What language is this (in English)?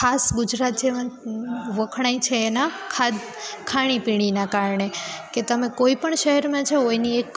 Gujarati